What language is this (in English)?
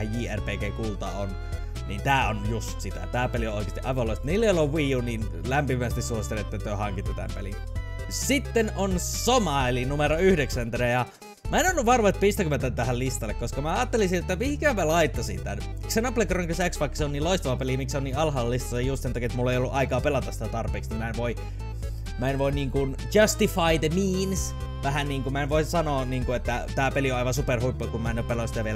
Finnish